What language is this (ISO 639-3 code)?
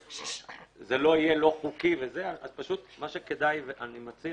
heb